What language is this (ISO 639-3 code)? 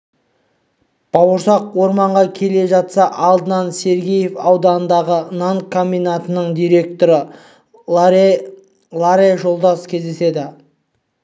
kaz